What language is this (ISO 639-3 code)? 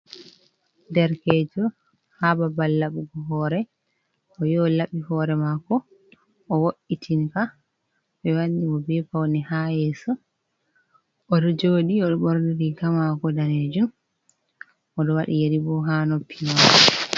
ful